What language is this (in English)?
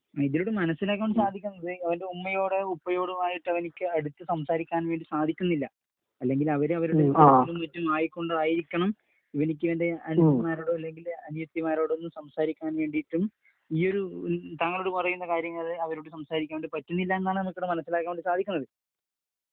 Malayalam